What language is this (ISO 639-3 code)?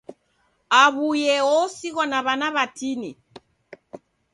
dav